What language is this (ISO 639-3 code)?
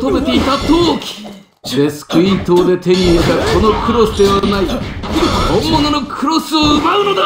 jpn